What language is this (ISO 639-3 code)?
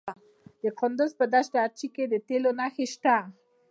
pus